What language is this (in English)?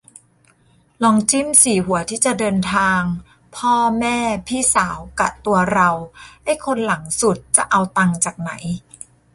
Thai